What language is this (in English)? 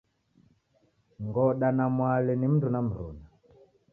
Taita